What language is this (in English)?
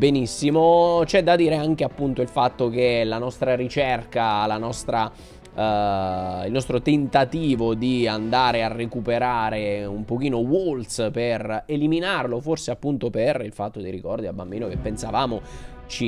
Italian